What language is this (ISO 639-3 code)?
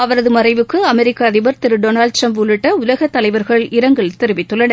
tam